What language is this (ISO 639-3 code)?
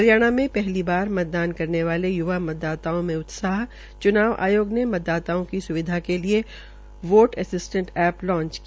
hin